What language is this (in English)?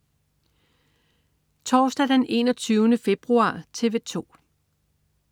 Danish